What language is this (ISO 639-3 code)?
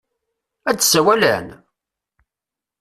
kab